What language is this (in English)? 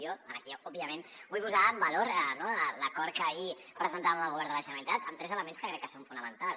Catalan